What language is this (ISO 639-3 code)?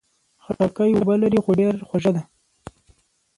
pus